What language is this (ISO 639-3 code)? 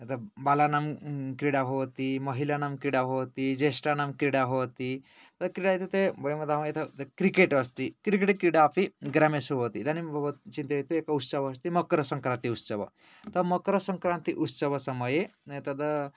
san